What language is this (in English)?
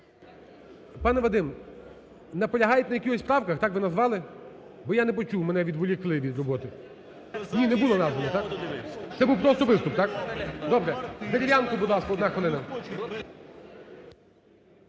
Ukrainian